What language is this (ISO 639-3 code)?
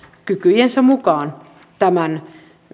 fin